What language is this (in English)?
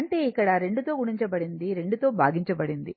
Telugu